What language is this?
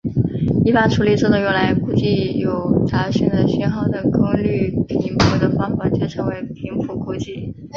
Chinese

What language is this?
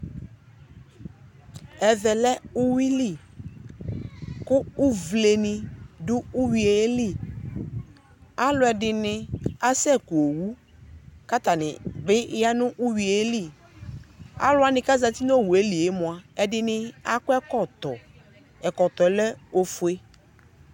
Ikposo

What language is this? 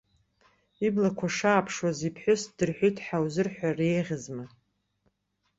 Abkhazian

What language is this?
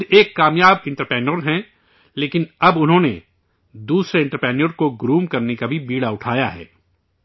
Urdu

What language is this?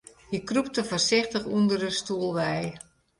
Western Frisian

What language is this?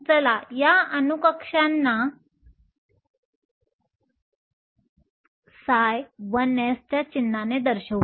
Marathi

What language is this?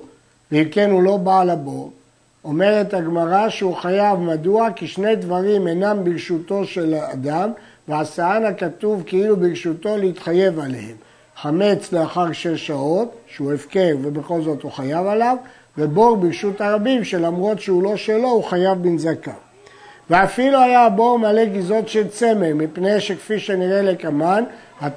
Hebrew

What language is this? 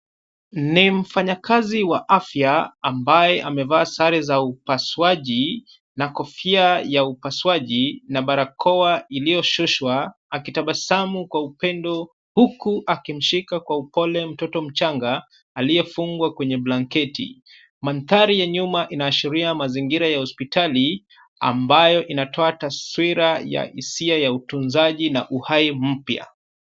Swahili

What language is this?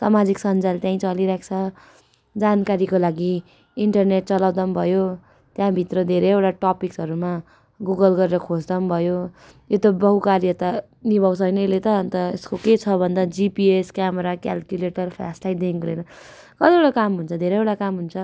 Nepali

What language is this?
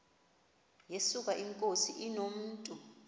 Xhosa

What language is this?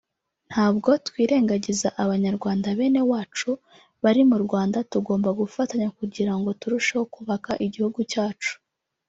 Kinyarwanda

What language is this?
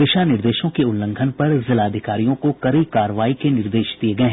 Hindi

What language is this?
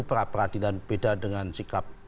Indonesian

